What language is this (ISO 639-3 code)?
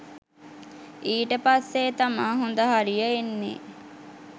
sin